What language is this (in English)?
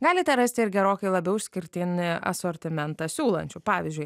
Lithuanian